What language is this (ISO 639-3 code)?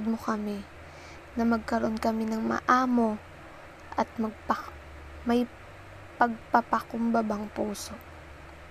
fil